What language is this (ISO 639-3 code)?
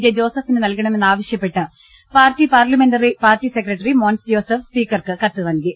mal